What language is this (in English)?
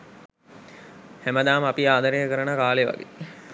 Sinhala